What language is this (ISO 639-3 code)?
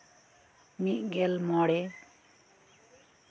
sat